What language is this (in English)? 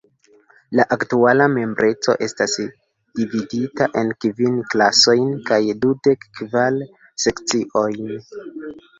Esperanto